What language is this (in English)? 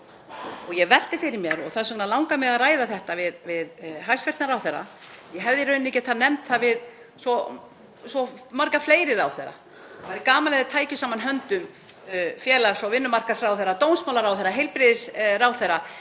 Icelandic